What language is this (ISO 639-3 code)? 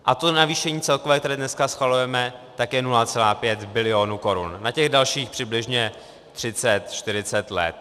ces